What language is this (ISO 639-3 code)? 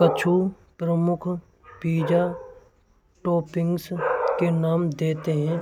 bra